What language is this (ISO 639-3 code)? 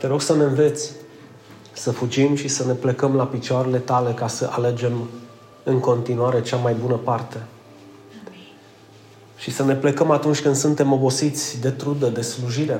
ron